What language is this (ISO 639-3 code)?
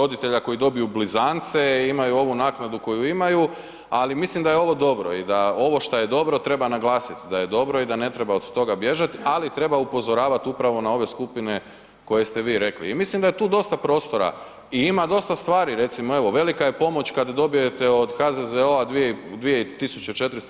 hrv